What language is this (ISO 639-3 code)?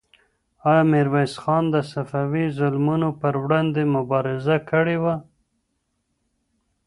pus